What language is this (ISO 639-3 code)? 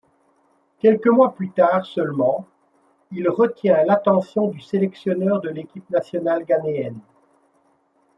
fra